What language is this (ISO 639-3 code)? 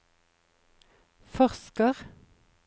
nor